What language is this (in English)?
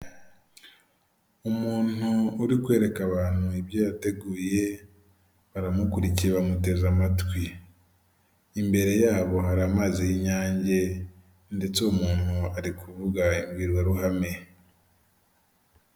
Kinyarwanda